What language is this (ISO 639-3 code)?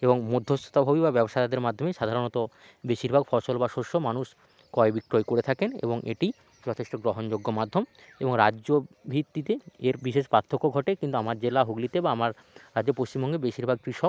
ben